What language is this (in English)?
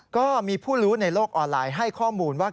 Thai